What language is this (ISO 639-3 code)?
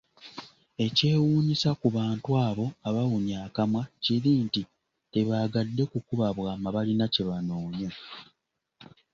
lug